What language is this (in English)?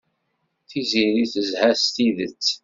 Kabyle